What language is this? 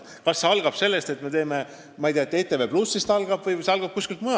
Estonian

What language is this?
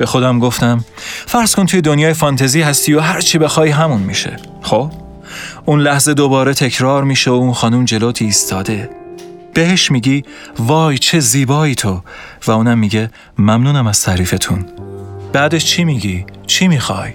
Persian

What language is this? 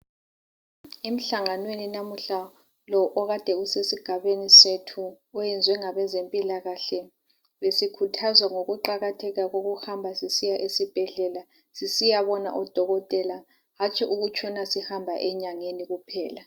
North Ndebele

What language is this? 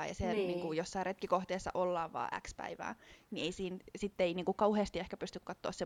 Finnish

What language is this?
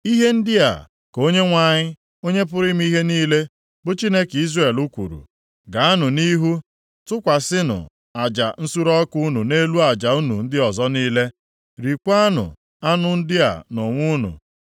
Igbo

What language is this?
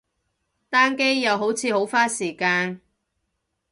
Cantonese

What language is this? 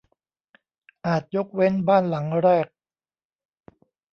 Thai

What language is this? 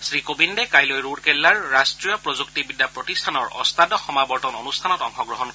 Assamese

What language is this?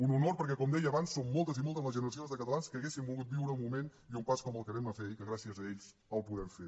Catalan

